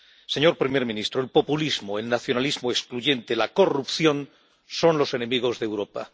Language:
Spanish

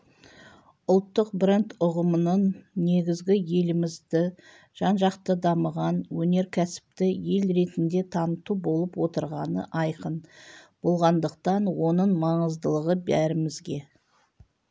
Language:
Kazakh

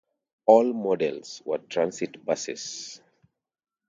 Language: English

